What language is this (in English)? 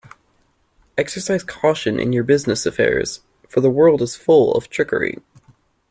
English